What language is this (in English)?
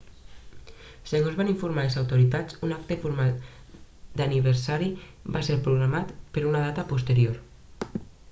Catalan